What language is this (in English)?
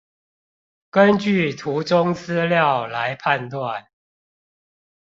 Chinese